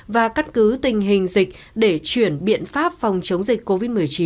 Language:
Vietnamese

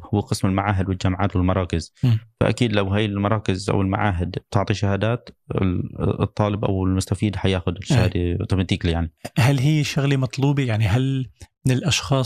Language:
Arabic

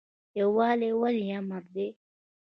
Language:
Pashto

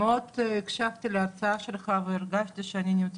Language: Hebrew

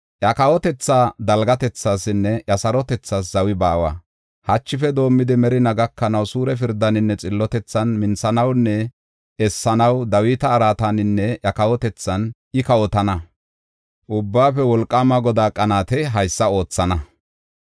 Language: Gofa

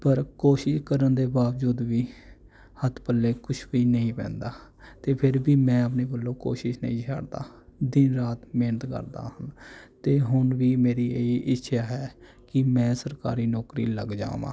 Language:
Punjabi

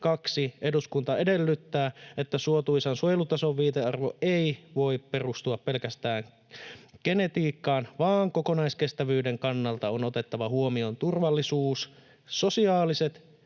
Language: Finnish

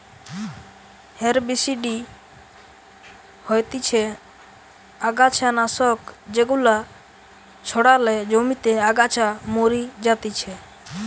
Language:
Bangla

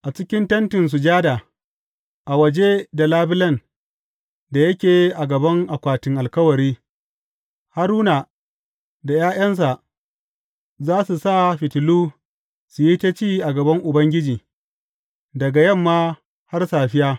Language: Hausa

